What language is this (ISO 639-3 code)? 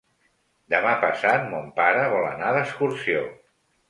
cat